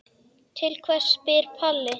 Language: Icelandic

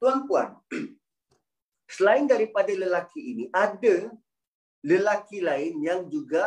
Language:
Malay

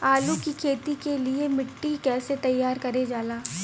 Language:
Bhojpuri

